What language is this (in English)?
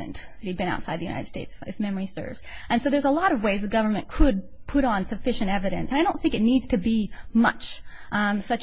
English